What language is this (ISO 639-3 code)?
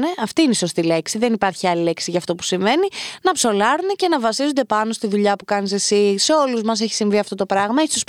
ell